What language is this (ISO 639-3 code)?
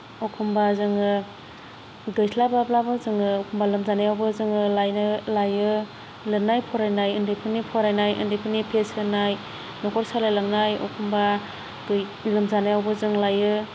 brx